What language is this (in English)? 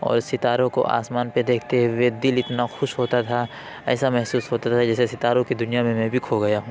Urdu